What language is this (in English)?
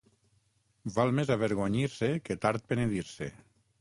Catalan